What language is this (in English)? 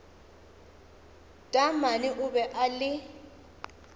Northern Sotho